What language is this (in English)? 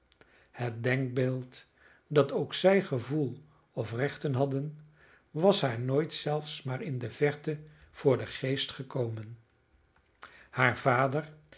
Dutch